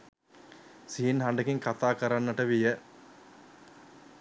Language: Sinhala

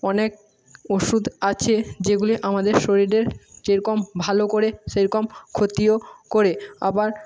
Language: Bangla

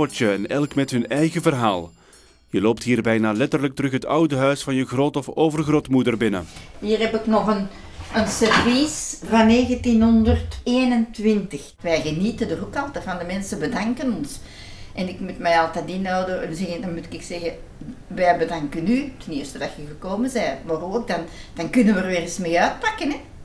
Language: Dutch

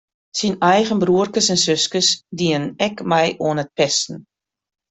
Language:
Western Frisian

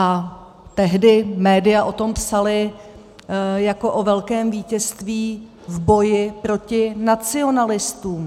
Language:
Czech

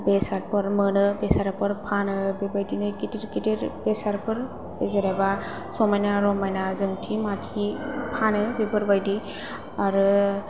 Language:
Bodo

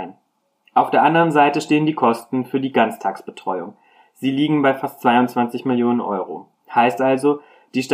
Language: German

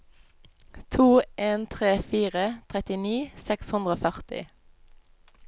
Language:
Norwegian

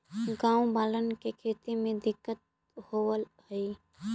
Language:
Magahi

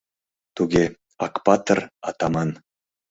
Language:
Mari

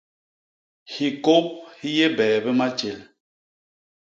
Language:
Basaa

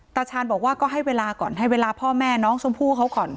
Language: Thai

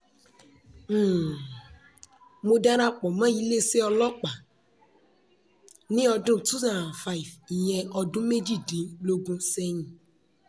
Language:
Yoruba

